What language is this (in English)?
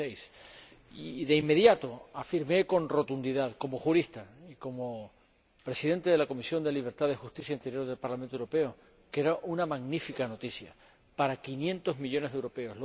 Spanish